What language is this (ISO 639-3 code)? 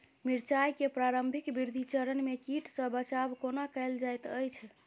mai